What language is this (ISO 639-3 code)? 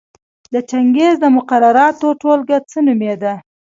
pus